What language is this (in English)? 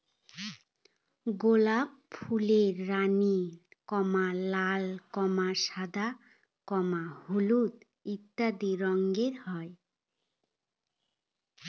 Bangla